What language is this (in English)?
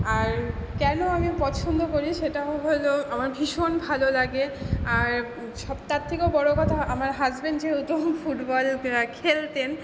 Bangla